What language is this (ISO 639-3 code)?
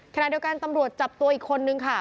tha